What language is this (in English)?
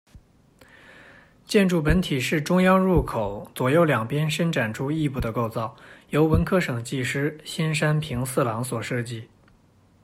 Chinese